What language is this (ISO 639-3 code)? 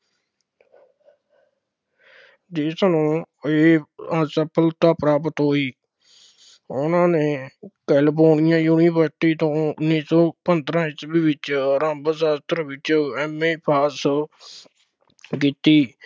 pan